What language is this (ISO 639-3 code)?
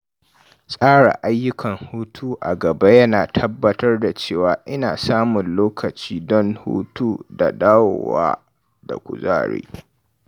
hau